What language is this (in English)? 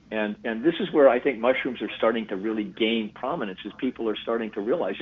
English